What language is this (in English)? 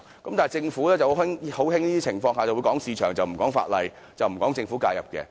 Cantonese